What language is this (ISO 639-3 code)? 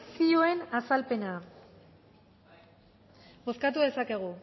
eus